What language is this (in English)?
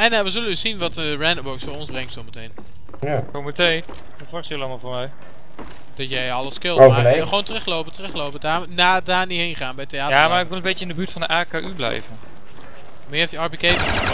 Dutch